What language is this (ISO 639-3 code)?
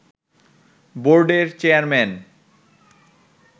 ben